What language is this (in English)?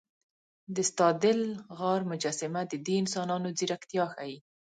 Pashto